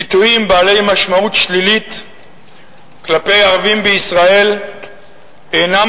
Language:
Hebrew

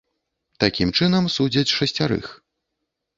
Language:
Belarusian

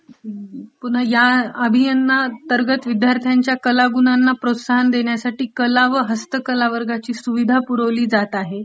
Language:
Marathi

